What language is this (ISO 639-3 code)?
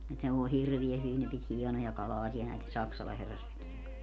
fin